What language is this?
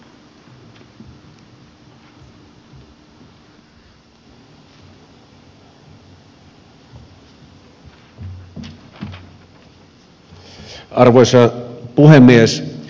Finnish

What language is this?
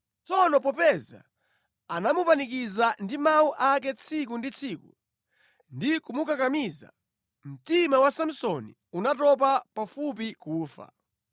Nyanja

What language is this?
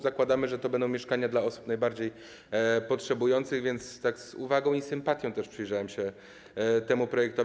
Polish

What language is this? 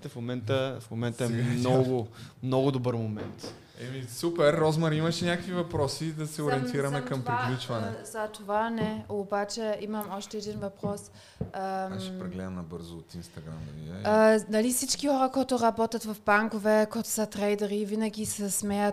Bulgarian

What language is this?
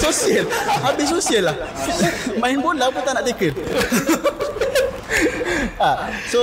Malay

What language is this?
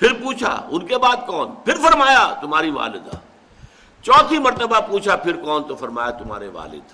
Urdu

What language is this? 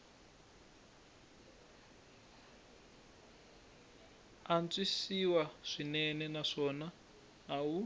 Tsonga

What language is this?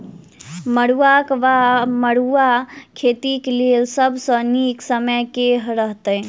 Maithili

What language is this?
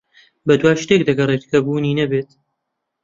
Central Kurdish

